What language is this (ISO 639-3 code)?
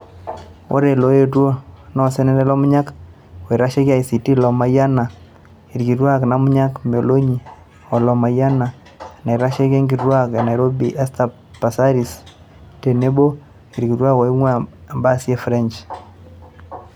mas